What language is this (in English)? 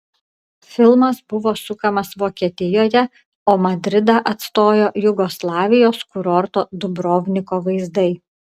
Lithuanian